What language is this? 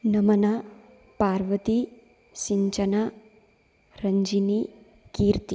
Sanskrit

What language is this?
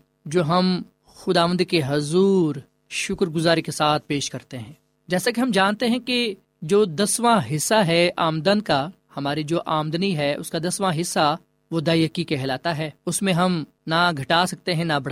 Urdu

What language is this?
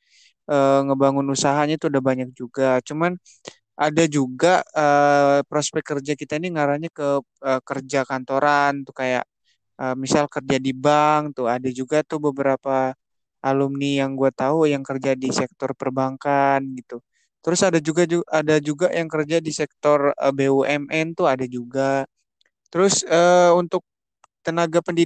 Indonesian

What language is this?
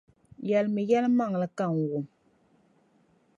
Dagbani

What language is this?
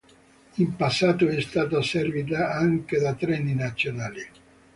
Italian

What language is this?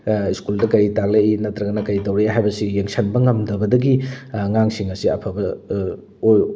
Manipuri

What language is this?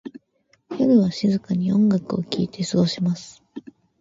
Japanese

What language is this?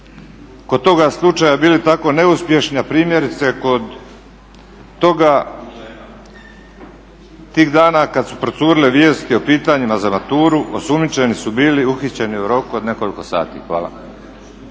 Croatian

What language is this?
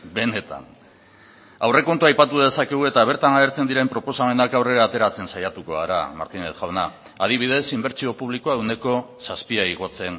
Basque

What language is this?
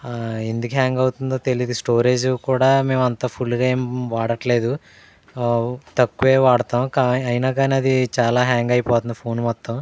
Telugu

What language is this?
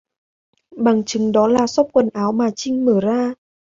Vietnamese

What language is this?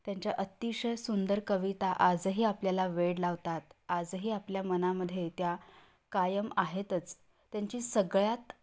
Marathi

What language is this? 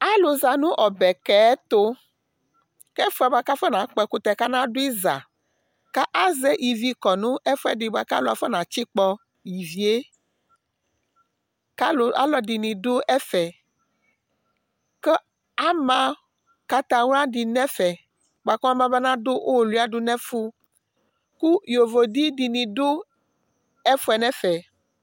Ikposo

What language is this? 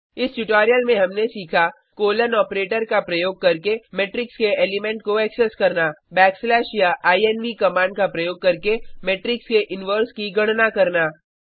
Hindi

